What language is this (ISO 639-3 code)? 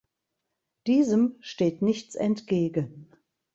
deu